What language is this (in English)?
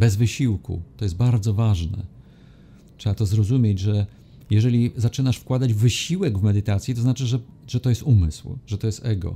Polish